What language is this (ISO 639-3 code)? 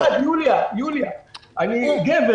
heb